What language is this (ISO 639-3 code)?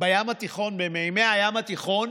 heb